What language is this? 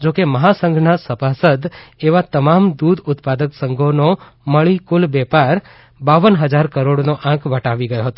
Gujarati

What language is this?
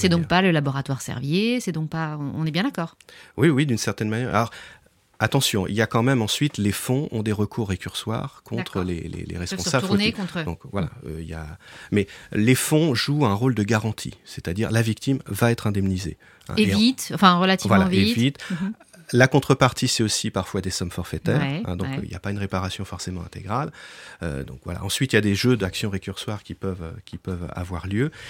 French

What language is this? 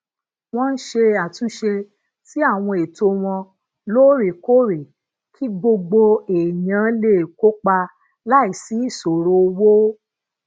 Yoruba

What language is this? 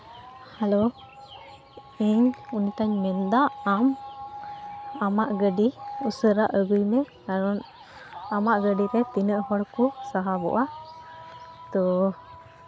Santali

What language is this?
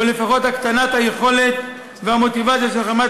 Hebrew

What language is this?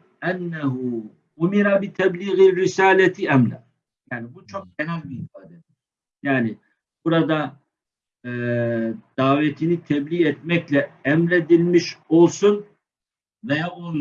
Turkish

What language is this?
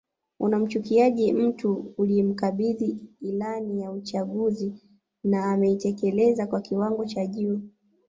Swahili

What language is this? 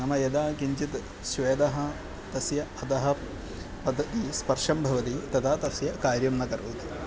Sanskrit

